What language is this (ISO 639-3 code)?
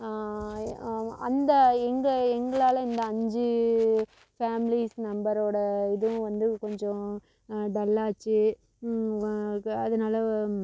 tam